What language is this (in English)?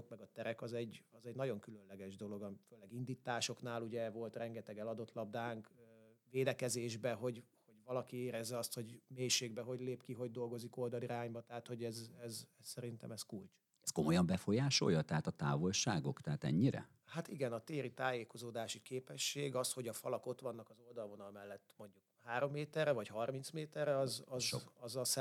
Hungarian